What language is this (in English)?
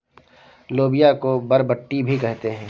Hindi